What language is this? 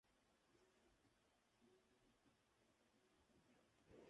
Spanish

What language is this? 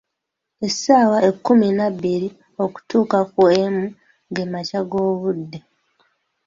Ganda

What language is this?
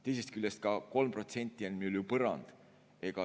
Estonian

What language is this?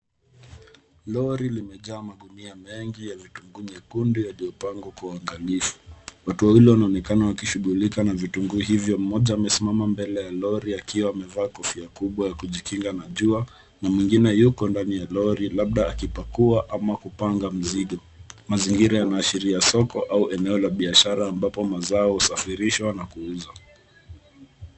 Swahili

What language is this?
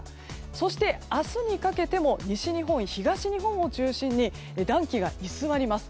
Japanese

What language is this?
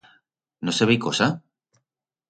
Aragonese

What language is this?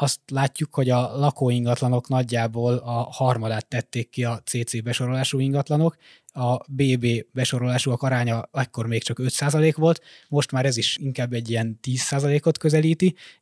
Hungarian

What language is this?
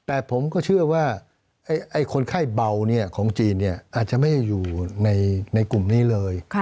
Thai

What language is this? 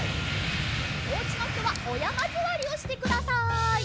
Japanese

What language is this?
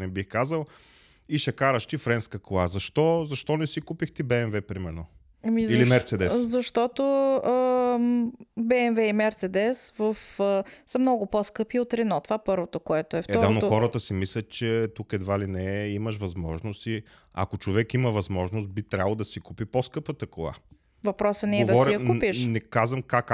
Bulgarian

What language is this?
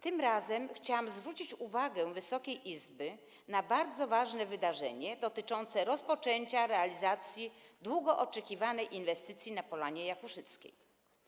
Polish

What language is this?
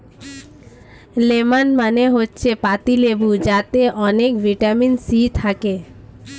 Bangla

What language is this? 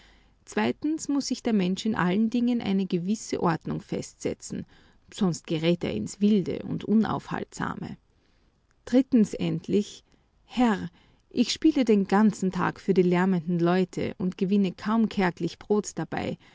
German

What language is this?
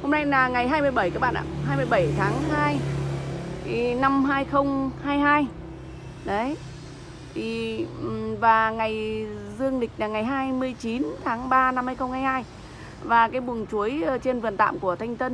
Vietnamese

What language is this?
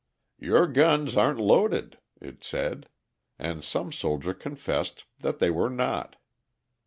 English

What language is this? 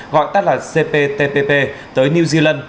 Vietnamese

